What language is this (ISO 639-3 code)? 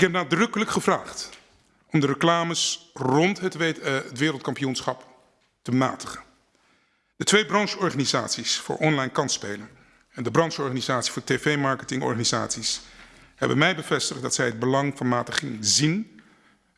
nld